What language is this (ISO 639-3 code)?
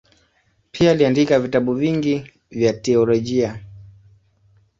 swa